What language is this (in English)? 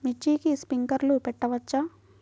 Telugu